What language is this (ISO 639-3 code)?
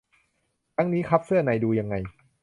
tha